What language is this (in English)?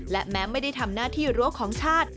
Thai